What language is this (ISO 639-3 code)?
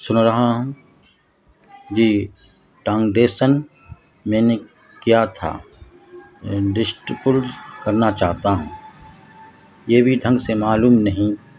urd